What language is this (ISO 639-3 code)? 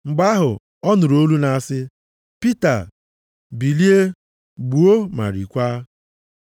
ibo